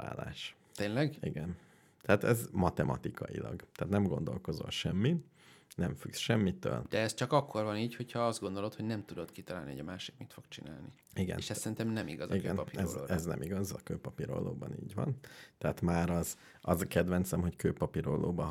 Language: Hungarian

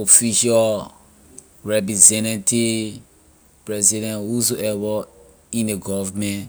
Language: Liberian English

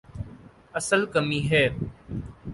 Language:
Urdu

